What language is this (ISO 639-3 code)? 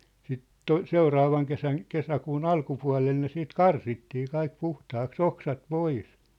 fin